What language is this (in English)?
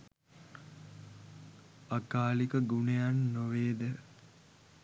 Sinhala